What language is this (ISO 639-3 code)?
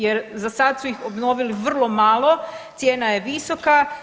hrv